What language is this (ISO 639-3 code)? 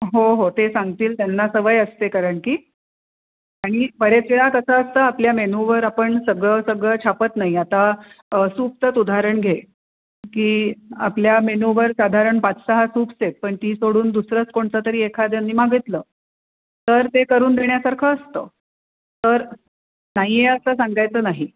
mar